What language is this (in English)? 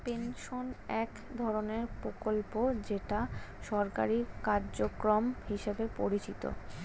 Bangla